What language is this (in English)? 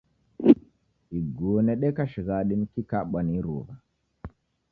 Taita